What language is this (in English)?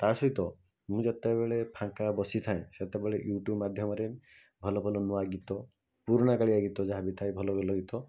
Odia